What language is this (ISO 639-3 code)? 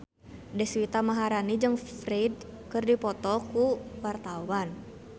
sun